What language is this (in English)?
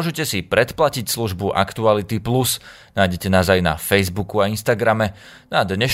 Slovak